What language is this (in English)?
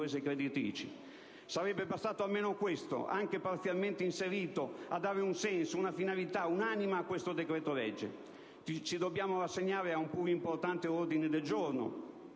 Italian